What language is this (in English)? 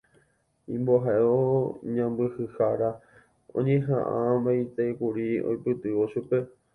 Guarani